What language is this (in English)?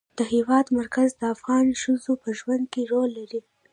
Pashto